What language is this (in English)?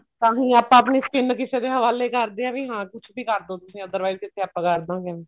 Punjabi